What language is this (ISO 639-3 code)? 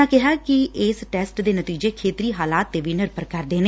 pan